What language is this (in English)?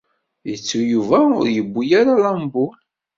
Kabyle